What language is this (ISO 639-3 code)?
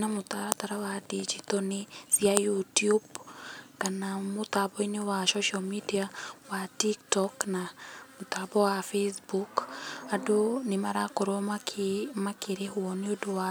kik